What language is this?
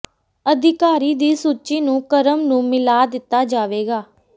Punjabi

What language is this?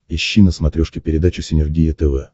Russian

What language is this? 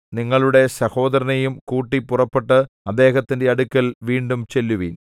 Malayalam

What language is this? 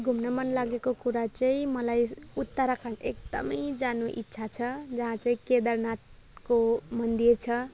Nepali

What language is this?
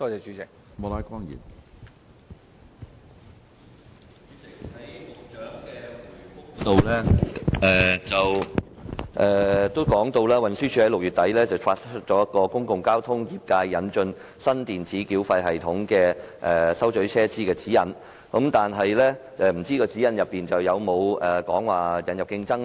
Cantonese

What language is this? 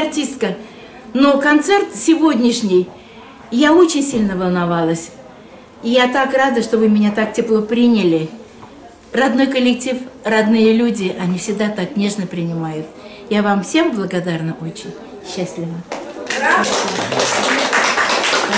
Russian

